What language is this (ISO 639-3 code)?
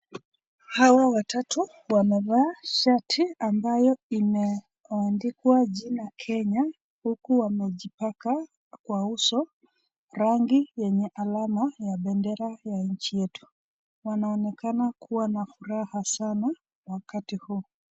swa